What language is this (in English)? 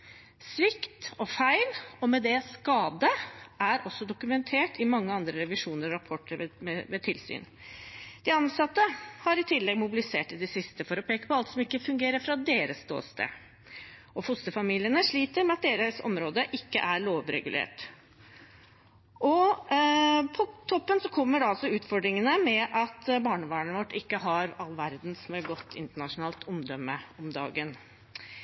Norwegian Bokmål